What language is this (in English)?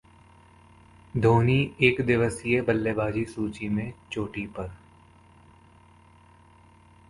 Hindi